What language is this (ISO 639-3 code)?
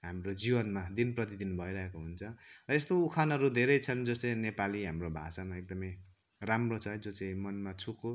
nep